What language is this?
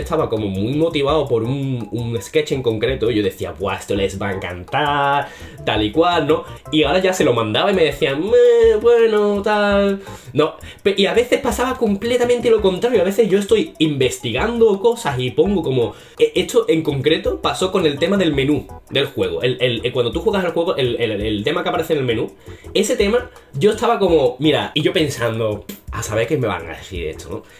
Spanish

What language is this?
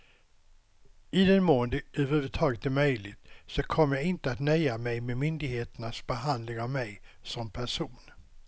Swedish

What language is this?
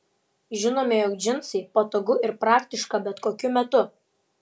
Lithuanian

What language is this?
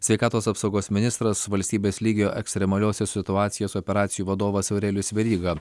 Lithuanian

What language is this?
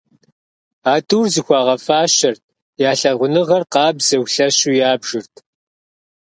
Kabardian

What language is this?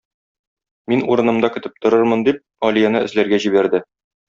Tatar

